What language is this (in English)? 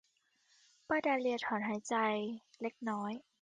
Thai